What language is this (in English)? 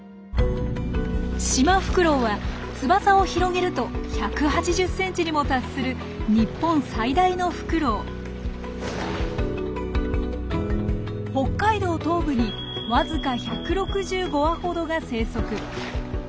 Japanese